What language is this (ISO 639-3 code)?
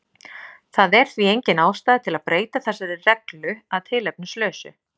isl